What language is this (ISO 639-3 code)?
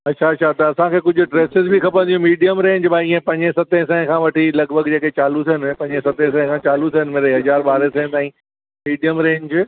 snd